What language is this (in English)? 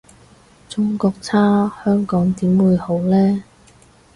Cantonese